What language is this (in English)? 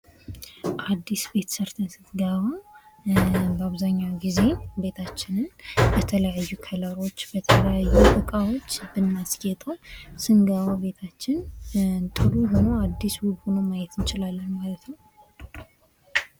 Amharic